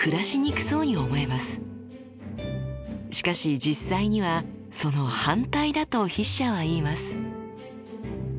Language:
Japanese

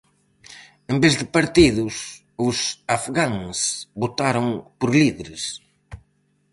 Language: Galician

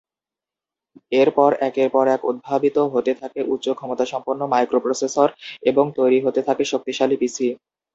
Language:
Bangla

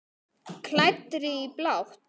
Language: Icelandic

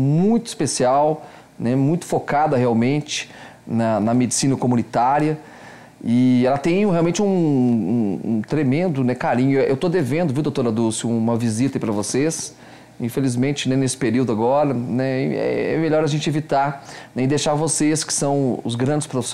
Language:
Portuguese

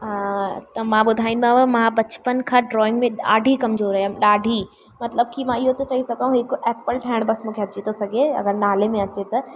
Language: Sindhi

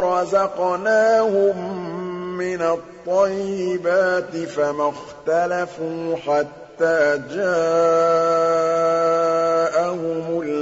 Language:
Arabic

